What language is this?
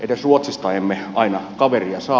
Finnish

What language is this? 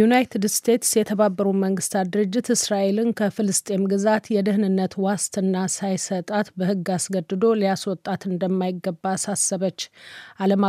Amharic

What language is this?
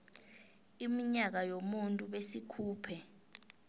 South Ndebele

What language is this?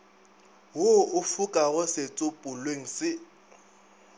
Northern Sotho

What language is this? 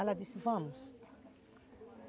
Portuguese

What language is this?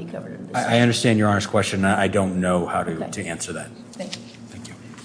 English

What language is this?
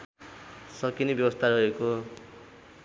Nepali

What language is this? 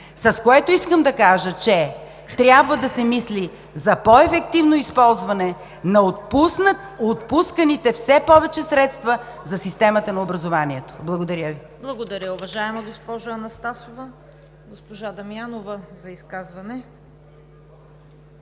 Bulgarian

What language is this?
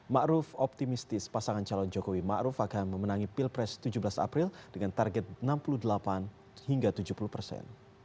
Indonesian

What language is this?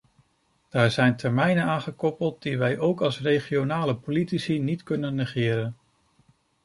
Dutch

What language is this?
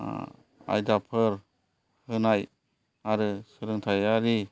Bodo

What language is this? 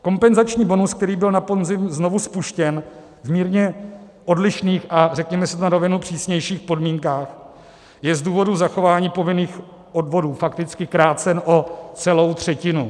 Czech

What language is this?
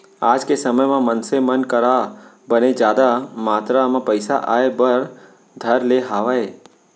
Chhattisgarhi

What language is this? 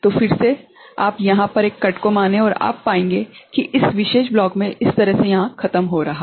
Hindi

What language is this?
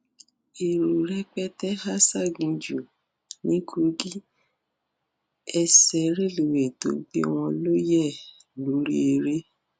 Yoruba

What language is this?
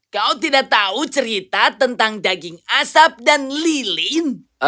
Indonesian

